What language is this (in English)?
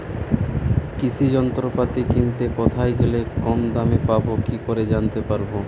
Bangla